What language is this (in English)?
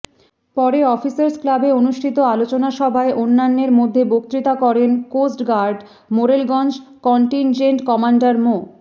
Bangla